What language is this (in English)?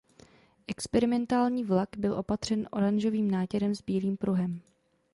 Czech